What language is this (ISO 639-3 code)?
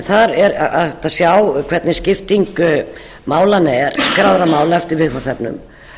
isl